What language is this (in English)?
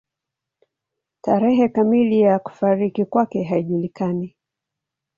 Swahili